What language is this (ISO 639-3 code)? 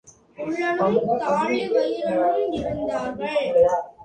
tam